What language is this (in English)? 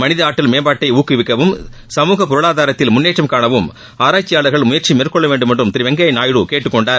Tamil